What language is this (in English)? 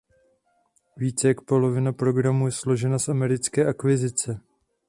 Czech